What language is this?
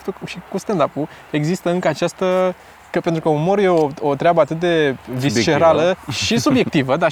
Romanian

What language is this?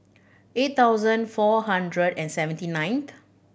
English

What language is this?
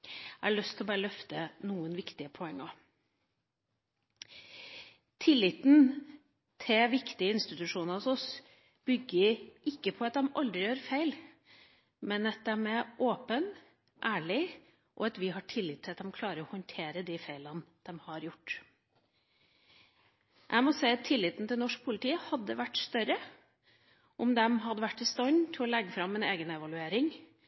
Norwegian Bokmål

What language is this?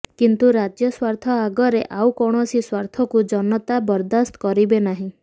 Odia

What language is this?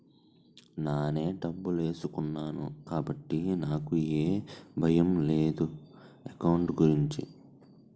Telugu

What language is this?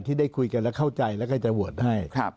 Thai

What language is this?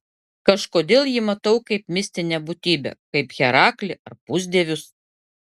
Lithuanian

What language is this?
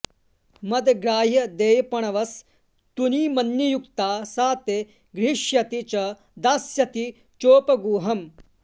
Sanskrit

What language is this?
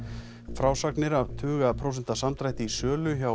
Icelandic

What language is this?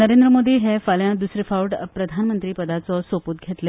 Konkani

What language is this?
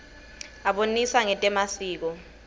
Swati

